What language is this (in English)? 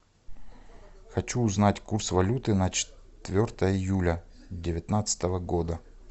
Russian